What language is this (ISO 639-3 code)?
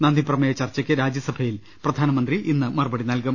mal